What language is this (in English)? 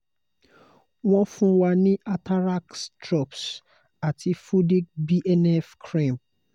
Yoruba